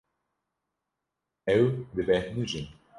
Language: Kurdish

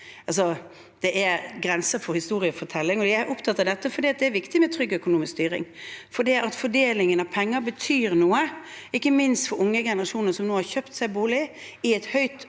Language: Norwegian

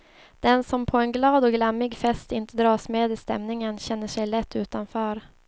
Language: Swedish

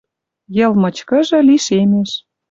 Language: Western Mari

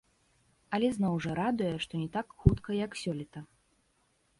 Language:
Belarusian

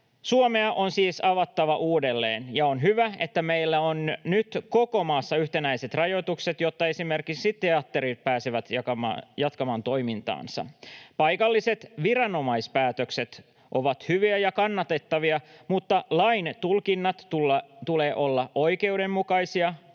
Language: Finnish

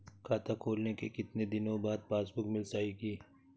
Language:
Hindi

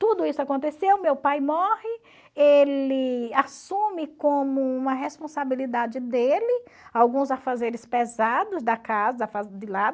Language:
Portuguese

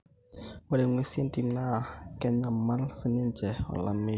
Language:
Masai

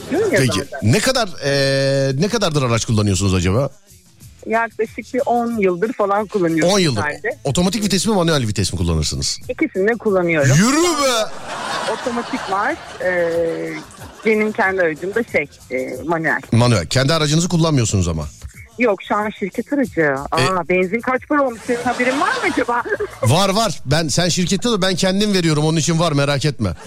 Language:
Turkish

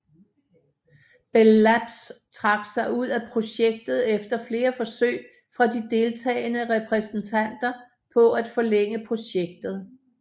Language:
Danish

